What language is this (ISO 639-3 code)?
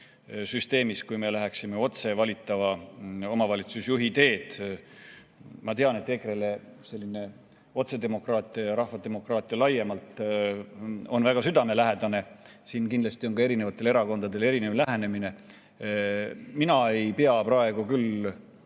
est